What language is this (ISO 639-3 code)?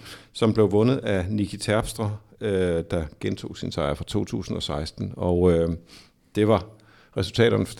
dan